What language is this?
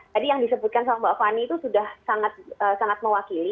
Indonesian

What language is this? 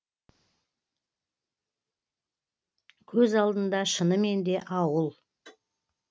Kazakh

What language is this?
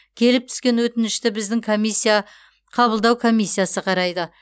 Kazakh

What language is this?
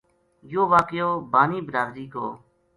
Gujari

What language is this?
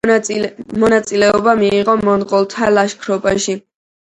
Georgian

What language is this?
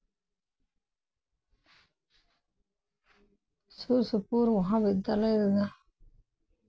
Santali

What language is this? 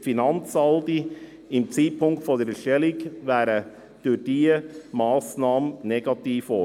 Swiss German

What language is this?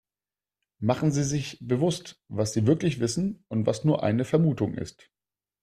German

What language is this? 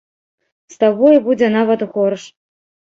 Belarusian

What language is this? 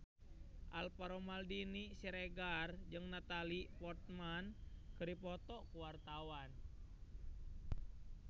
Sundanese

